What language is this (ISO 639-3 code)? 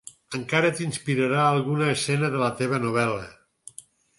cat